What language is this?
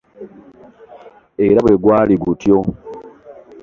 Ganda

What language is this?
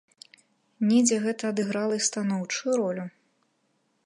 Belarusian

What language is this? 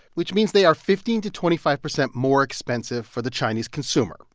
English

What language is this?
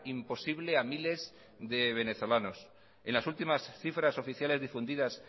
Spanish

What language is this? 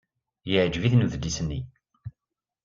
Kabyle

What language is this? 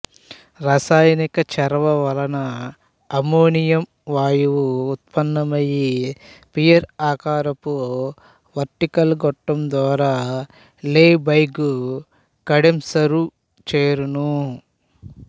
Telugu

